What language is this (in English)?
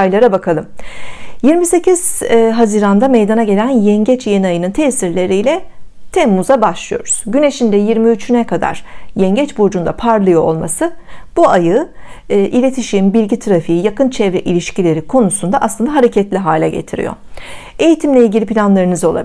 Turkish